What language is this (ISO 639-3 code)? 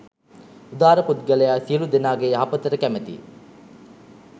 sin